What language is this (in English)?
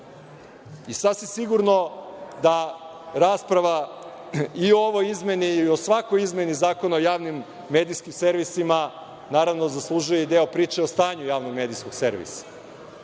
Serbian